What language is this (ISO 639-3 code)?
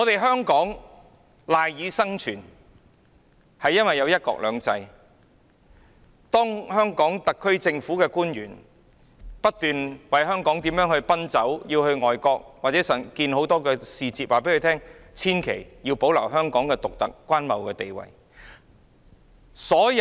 yue